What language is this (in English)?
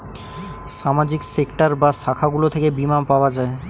Bangla